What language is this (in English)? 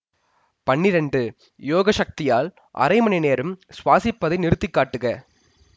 Tamil